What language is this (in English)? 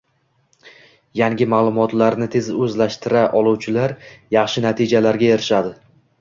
Uzbek